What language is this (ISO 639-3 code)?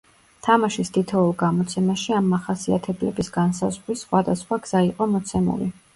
kat